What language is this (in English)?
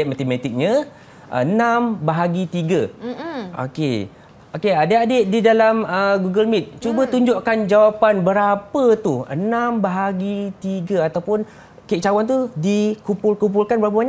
Malay